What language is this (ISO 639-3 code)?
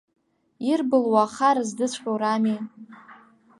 abk